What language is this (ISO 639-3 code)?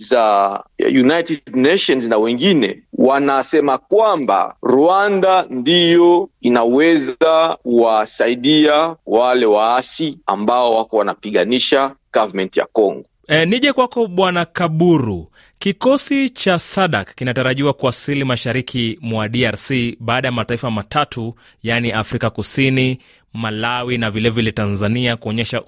swa